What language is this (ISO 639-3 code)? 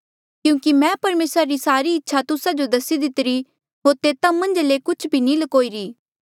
mjl